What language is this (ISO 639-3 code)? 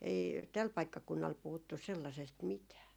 fin